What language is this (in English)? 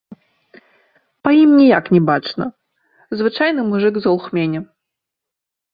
Belarusian